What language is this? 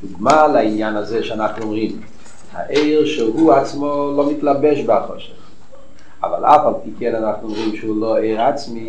Hebrew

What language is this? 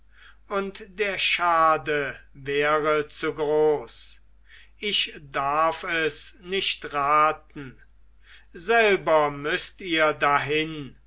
German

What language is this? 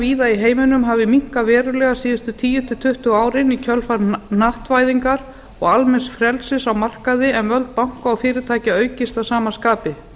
Icelandic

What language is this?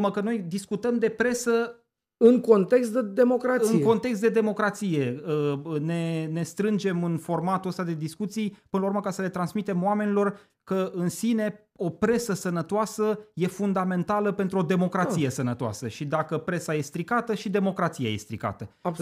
Romanian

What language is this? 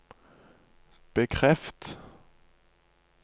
Norwegian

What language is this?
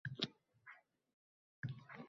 Uzbek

